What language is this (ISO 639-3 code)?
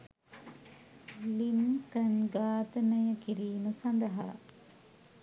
sin